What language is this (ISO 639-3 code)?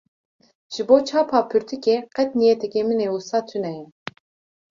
kur